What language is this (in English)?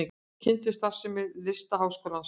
Icelandic